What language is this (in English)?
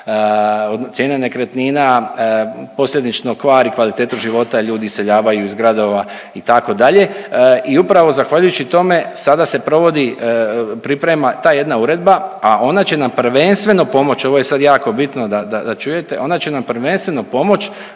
Croatian